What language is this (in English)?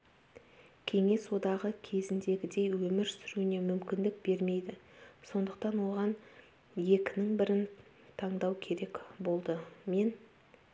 Kazakh